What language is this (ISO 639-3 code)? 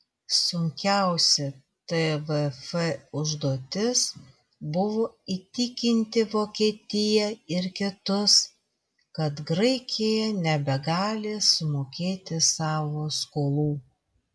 lit